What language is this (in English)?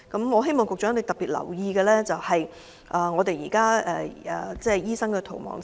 Cantonese